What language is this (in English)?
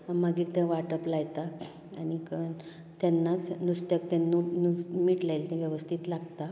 Konkani